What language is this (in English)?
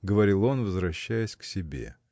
Russian